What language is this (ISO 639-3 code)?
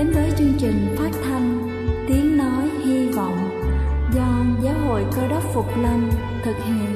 vie